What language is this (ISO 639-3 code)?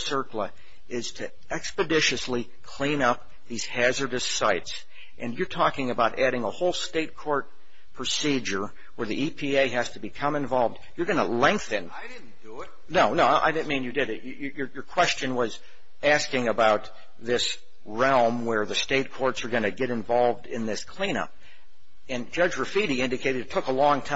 eng